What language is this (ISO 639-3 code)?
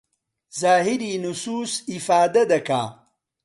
ckb